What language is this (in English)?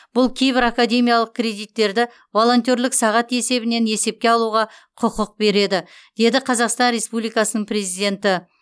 Kazakh